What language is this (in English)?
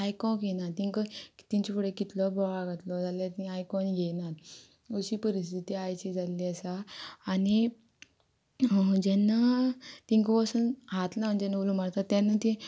Konkani